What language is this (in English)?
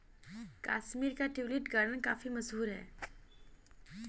Hindi